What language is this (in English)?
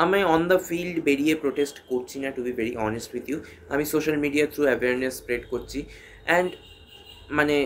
Bangla